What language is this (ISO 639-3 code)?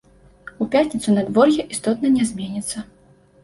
bel